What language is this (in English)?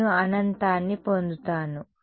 Telugu